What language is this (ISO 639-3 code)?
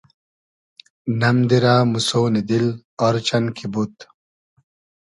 haz